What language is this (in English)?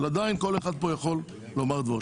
Hebrew